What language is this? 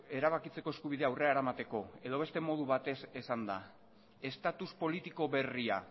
Basque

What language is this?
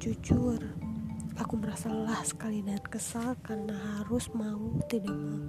Indonesian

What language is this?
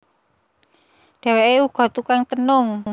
Javanese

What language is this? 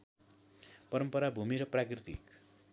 Nepali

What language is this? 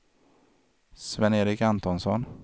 Swedish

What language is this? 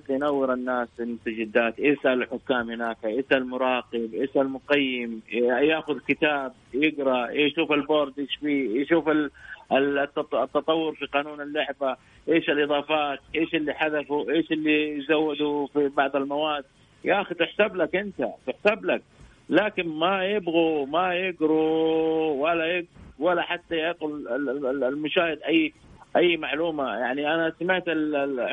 Arabic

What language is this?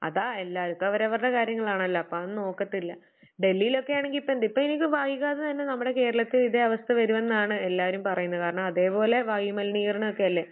Malayalam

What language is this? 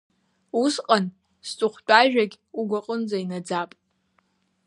Abkhazian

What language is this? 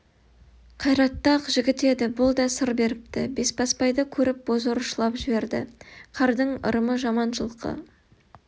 Kazakh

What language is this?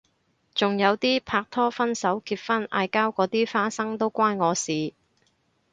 Cantonese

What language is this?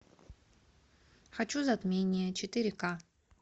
Russian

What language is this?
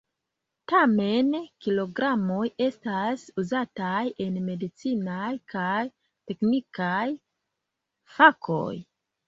Esperanto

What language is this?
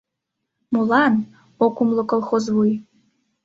Mari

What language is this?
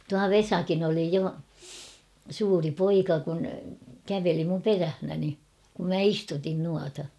Finnish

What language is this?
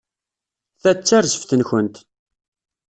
Kabyle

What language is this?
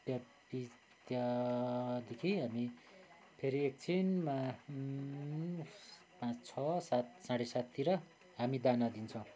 Nepali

